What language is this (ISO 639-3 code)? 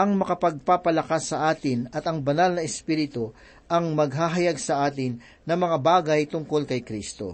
fil